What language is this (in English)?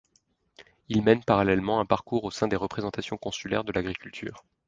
French